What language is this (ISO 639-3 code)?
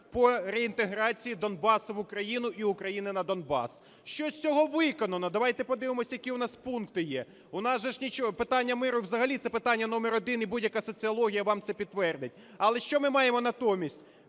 ukr